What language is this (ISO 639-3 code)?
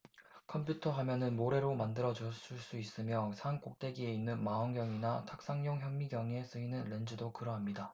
kor